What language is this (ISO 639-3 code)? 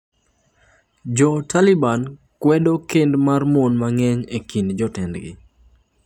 luo